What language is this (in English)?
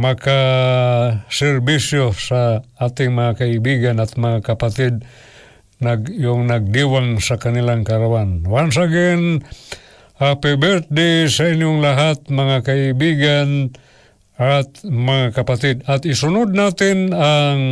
Filipino